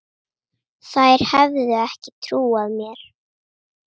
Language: Icelandic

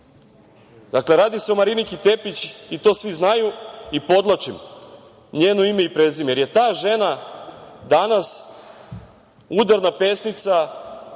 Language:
Serbian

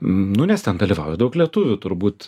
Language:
Lithuanian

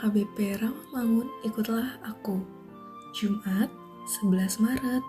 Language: Indonesian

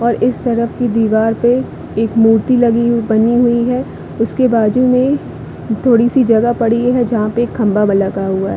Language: Hindi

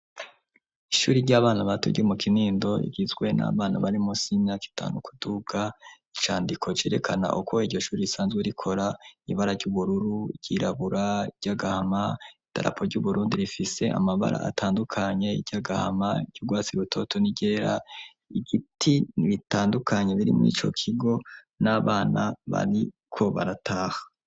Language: Rundi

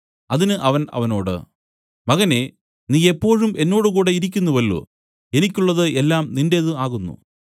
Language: Malayalam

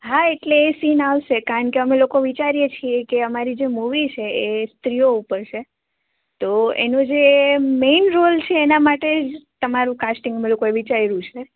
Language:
Gujarati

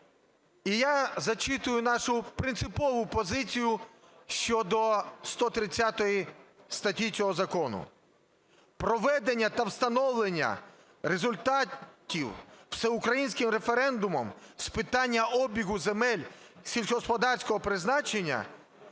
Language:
Ukrainian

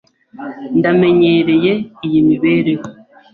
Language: Kinyarwanda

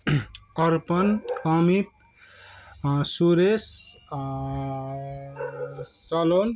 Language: Nepali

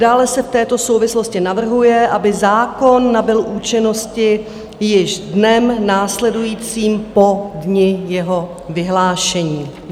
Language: Czech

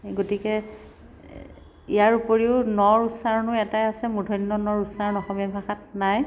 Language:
Assamese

